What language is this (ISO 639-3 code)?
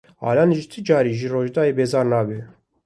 kur